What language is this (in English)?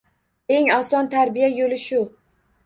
Uzbek